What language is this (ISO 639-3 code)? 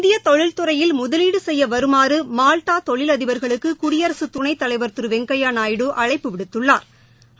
tam